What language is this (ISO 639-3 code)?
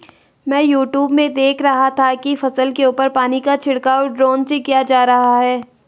hin